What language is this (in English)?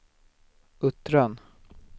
Swedish